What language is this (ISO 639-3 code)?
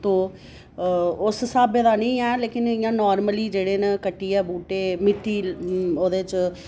doi